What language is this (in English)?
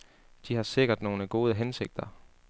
Danish